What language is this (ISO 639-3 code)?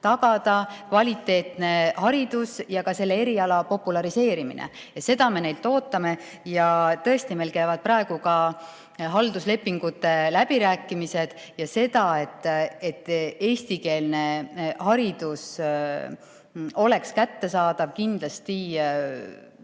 est